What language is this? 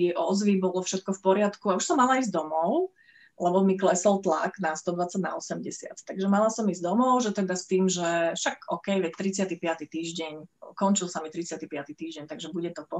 Slovak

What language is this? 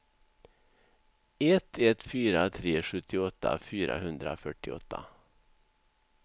Swedish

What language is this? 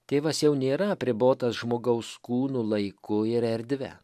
Lithuanian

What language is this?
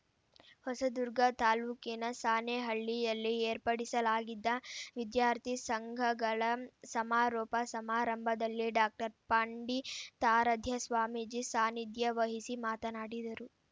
Kannada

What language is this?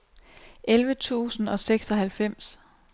Danish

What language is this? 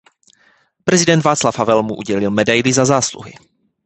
Czech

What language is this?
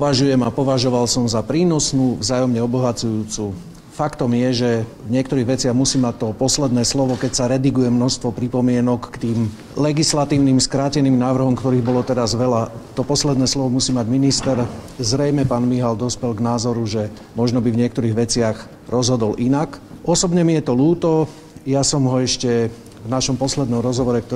Slovak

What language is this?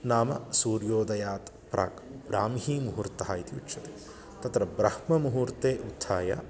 Sanskrit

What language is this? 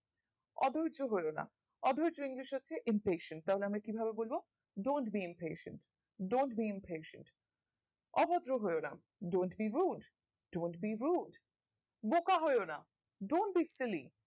Bangla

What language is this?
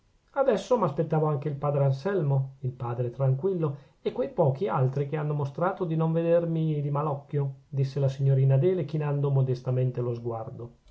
Italian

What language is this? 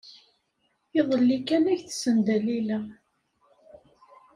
Kabyle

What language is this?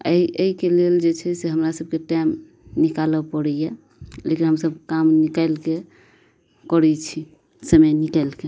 Maithili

